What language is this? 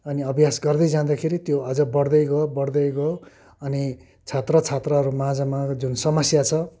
Nepali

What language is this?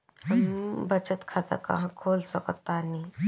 Bhojpuri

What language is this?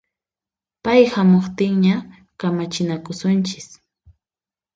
Puno Quechua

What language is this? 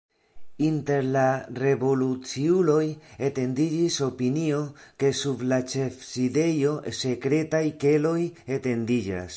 Esperanto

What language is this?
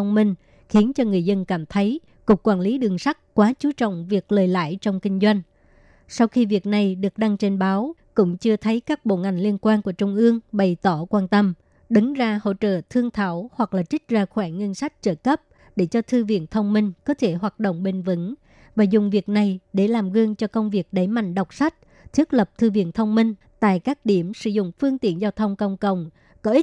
Vietnamese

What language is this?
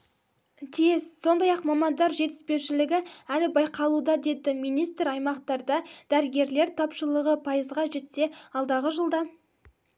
Kazakh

